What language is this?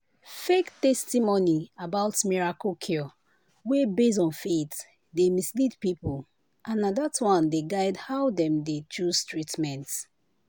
Nigerian Pidgin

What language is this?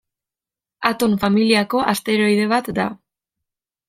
Basque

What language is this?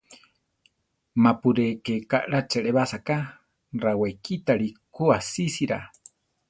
Central Tarahumara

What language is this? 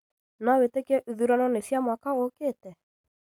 Kikuyu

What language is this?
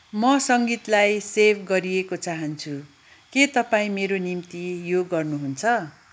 Nepali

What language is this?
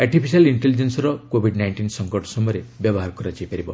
Odia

